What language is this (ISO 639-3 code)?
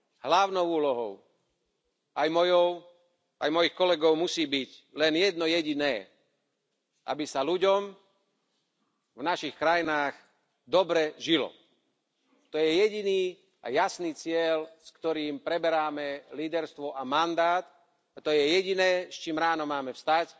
slk